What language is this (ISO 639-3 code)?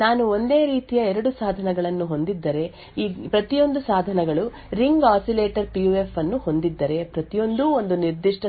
kan